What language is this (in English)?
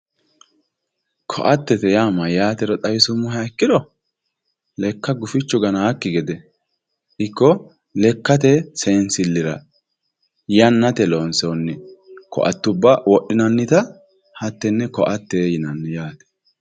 Sidamo